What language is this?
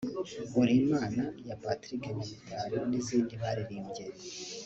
Kinyarwanda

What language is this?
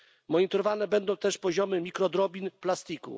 Polish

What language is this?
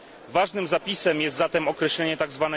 Polish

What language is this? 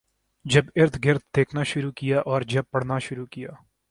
Urdu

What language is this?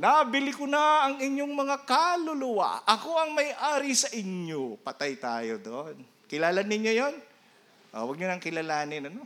Filipino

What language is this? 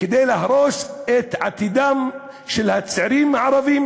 Hebrew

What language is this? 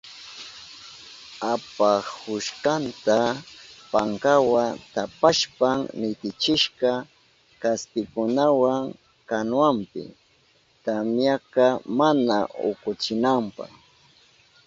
Southern Pastaza Quechua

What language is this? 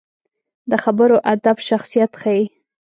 Pashto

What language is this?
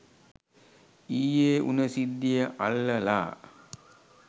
Sinhala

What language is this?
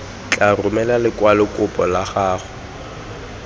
Tswana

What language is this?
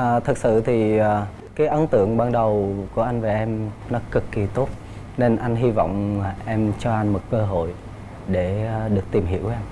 Vietnamese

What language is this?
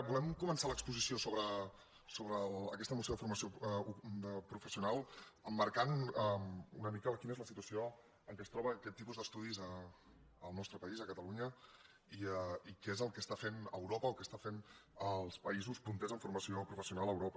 Catalan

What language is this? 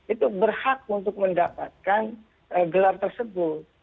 Indonesian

